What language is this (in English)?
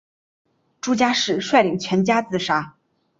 Chinese